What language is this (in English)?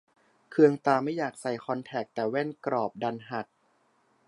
Thai